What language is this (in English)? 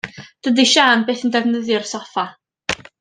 Welsh